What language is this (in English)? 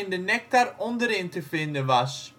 Dutch